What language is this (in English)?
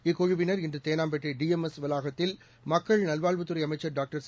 Tamil